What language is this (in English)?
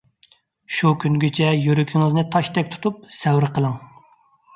Uyghur